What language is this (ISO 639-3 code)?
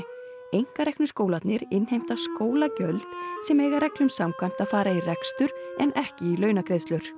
isl